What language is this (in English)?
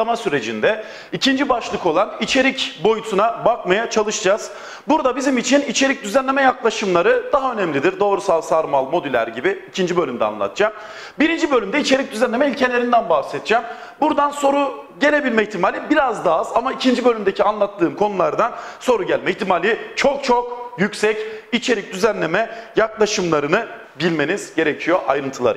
Turkish